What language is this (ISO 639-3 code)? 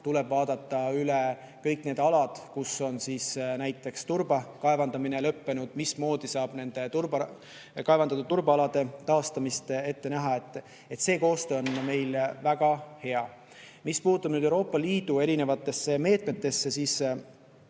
est